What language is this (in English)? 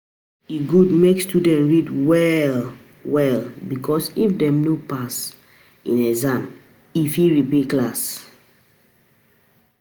Nigerian Pidgin